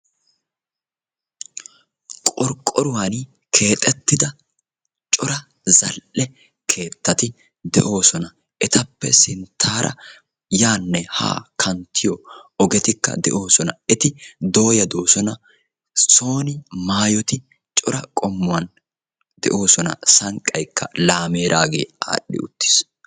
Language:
Wolaytta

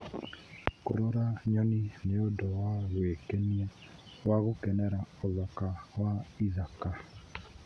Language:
Kikuyu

